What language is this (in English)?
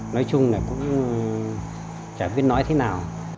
Vietnamese